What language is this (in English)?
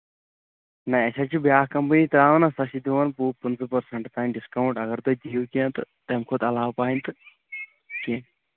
Kashmiri